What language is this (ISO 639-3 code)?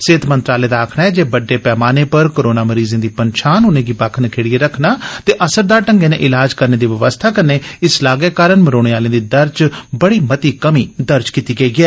doi